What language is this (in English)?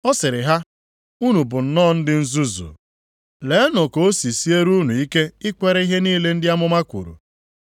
Igbo